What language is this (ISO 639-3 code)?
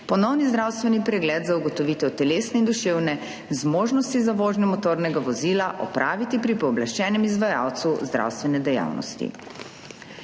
slv